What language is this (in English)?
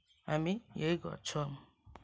Nepali